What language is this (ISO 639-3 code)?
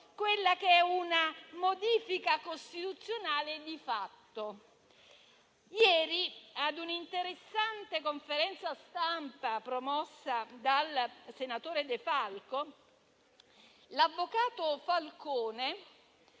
ita